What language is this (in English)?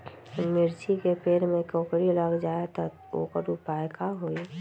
Magahi